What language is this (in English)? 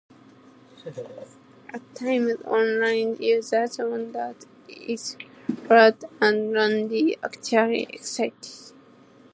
English